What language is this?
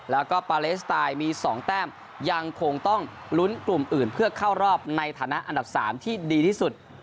Thai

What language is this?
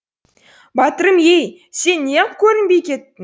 Kazakh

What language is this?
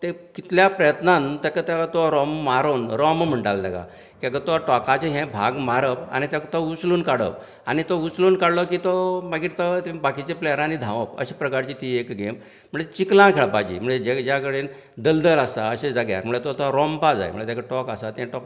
Konkani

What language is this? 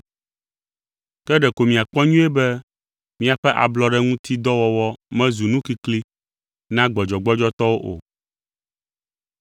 Ewe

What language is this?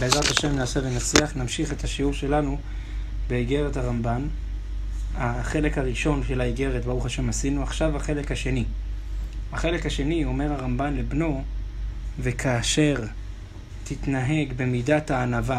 Hebrew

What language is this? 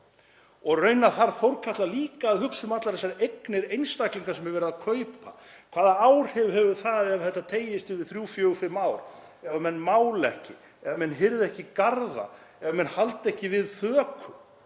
Icelandic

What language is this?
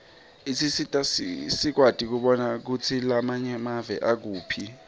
Swati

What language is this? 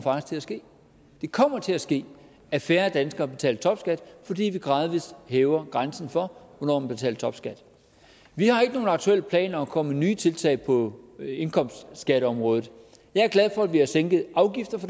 Danish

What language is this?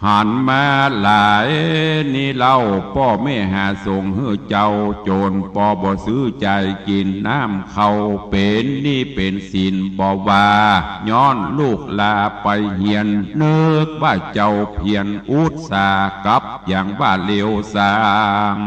Thai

